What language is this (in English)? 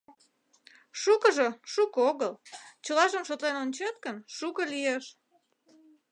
Mari